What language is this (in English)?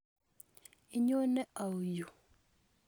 Kalenjin